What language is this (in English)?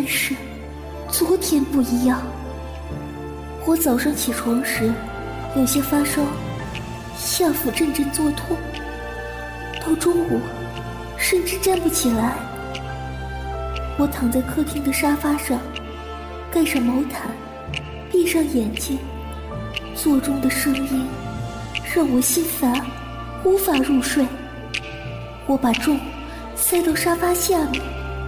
Chinese